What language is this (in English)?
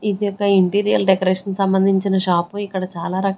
Telugu